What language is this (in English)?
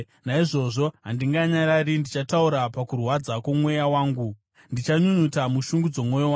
Shona